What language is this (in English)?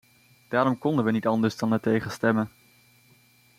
Dutch